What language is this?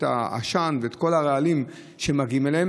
Hebrew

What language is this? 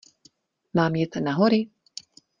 Czech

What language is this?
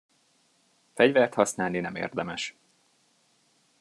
Hungarian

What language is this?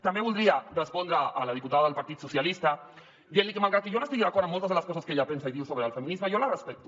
Catalan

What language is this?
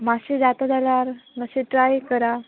Konkani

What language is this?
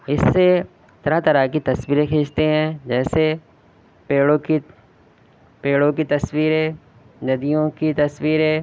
Urdu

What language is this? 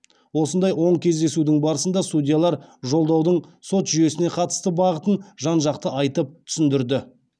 Kazakh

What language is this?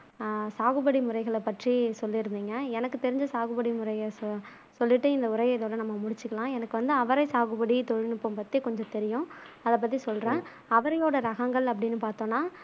Tamil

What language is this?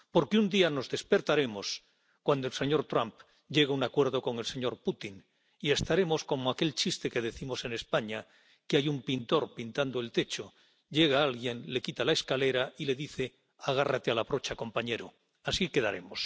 Spanish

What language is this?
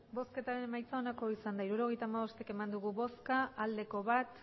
Basque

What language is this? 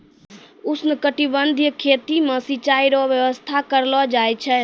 Maithili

